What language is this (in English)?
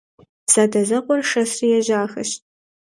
Kabardian